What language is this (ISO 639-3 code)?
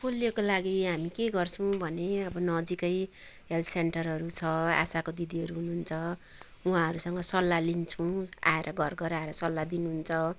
nep